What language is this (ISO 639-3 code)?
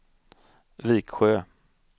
swe